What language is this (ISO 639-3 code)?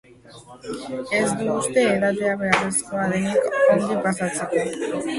eus